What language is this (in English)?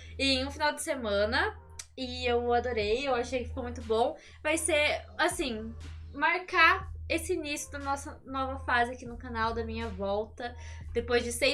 Portuguese